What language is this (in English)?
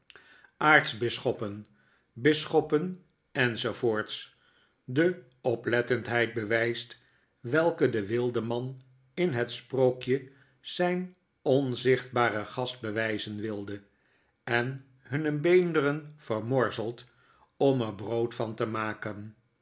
Dutch